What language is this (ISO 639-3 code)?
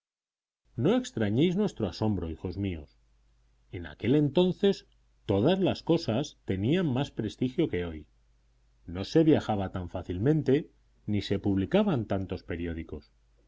spa